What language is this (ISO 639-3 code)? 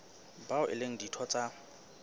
sot